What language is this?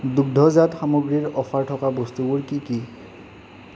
Assamese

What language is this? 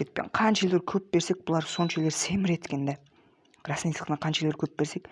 Turkish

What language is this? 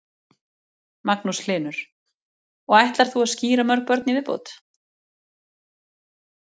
Icelandic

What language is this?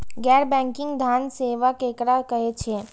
Maithili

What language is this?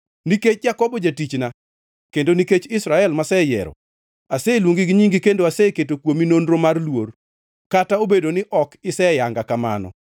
Luo (Kenya and Tanzania)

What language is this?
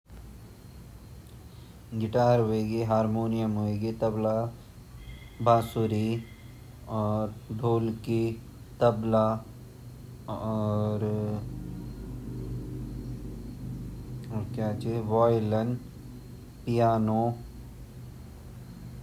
Garhwali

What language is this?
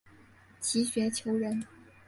Chinese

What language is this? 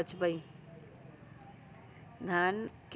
Magahi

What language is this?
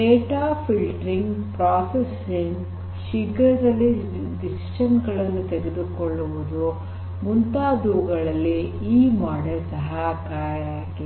Kannada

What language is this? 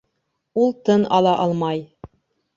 Bashkir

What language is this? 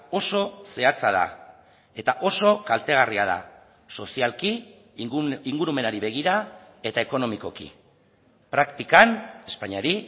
Basque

